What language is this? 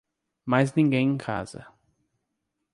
Portuguese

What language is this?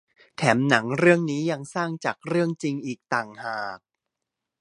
Thai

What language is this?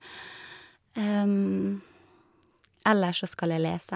Norwegian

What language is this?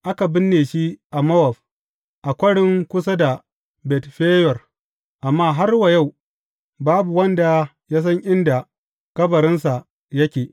Hausa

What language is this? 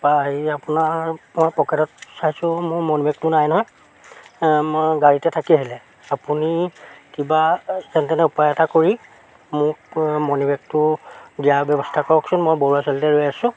Assamese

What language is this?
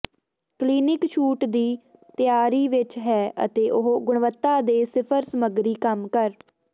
Punjabi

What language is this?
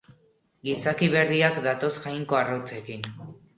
Basque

